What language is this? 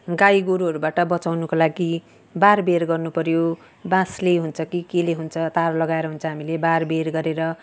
Nepali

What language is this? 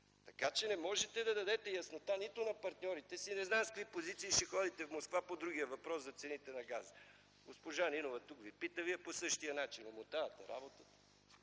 Bulgarian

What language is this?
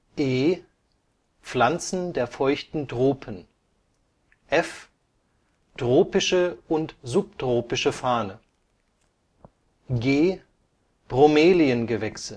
German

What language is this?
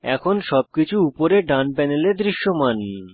Bangla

